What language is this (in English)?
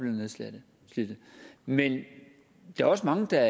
Danish